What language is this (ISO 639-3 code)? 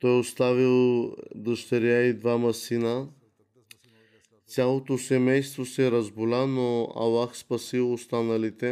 bul